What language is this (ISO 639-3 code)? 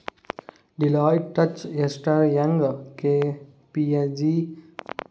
tel